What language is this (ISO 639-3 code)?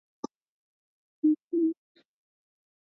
zho